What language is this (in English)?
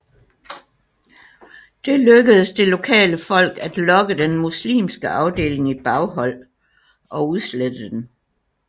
Danish